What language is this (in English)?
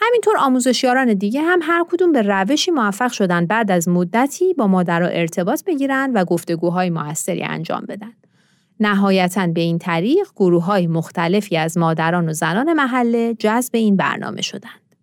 Persian